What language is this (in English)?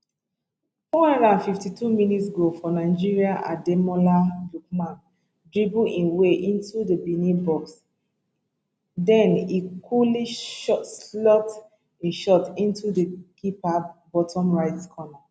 Nigerian Pidgin